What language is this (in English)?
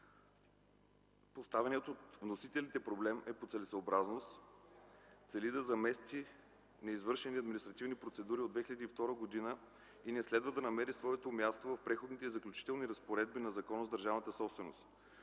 Bulgarian